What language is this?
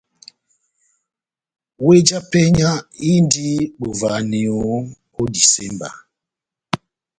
Batanga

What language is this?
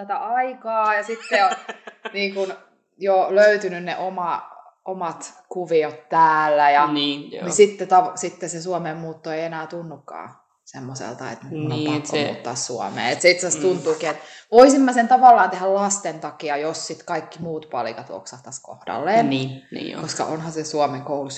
Finnish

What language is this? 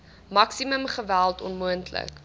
Afrikaans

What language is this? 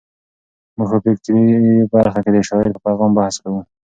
Pashto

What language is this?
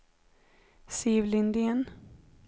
Swedish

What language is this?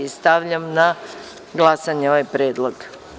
Serbian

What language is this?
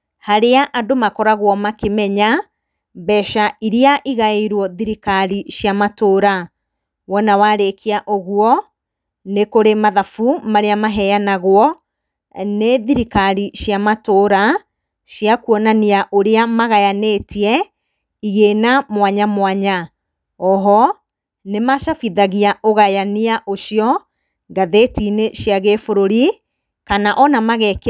Kikuyu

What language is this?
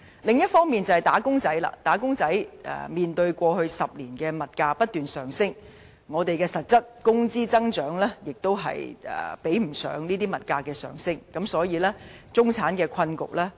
Cantonese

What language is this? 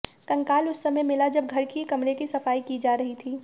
Hindi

